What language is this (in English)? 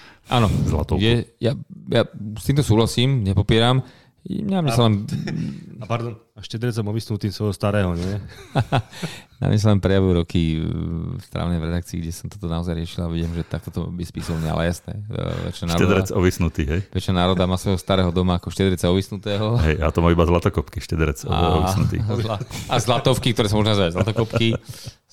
Slovak